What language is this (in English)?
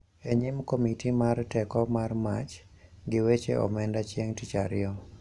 Luo (Kenya and Tanzania)